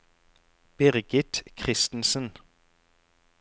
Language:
Norwegian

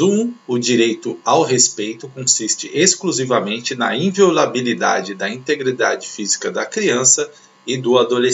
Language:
Portuguese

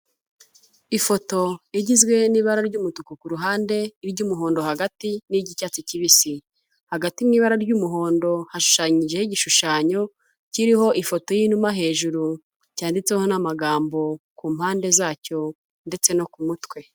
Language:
Kinyarwanda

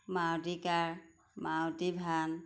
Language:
Assamese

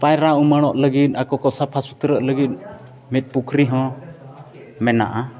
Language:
Santali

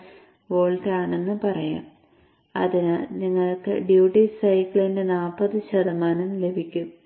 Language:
Malayalam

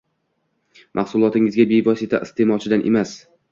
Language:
Uzbek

